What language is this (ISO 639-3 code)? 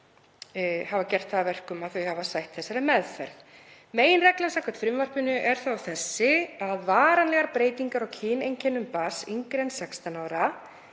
isl